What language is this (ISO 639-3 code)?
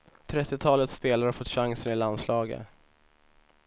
swe